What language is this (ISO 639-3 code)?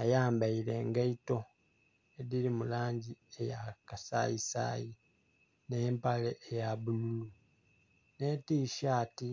xog